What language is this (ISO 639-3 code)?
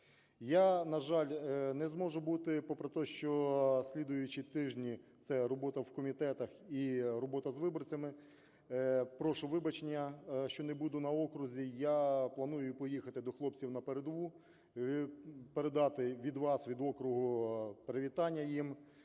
ukr